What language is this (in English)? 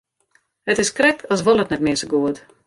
Western Frisian